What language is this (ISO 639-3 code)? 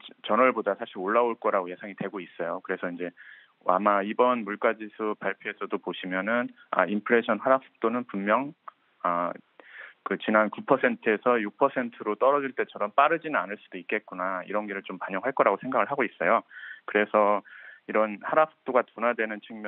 kor